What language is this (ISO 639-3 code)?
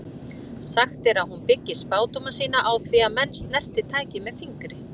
isl